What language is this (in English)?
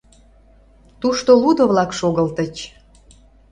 Mari